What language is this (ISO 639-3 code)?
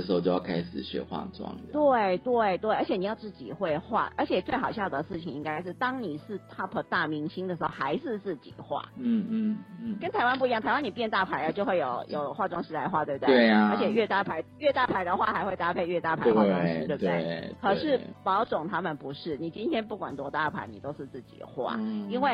zho